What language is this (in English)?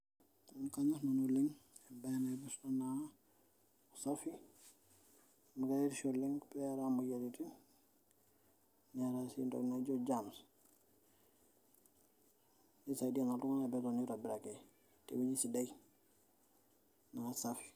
Masai